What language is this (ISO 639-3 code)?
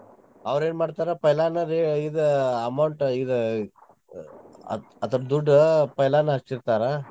kan